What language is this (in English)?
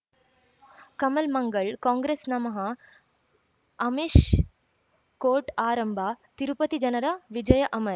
Kannada